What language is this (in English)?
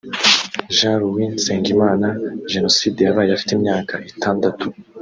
Kinyarwanda